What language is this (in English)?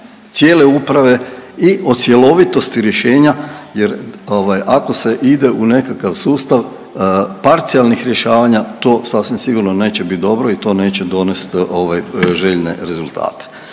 Croatian